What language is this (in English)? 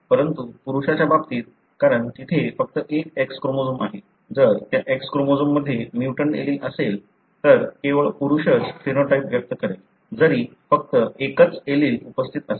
Marathi